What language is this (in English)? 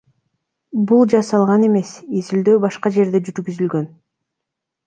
Kyrgyz